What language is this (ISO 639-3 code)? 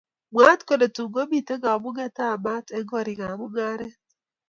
kln